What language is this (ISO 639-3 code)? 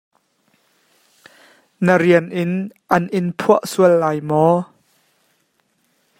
cnh